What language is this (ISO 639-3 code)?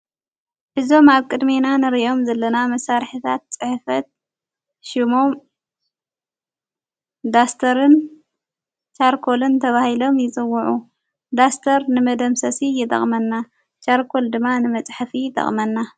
tir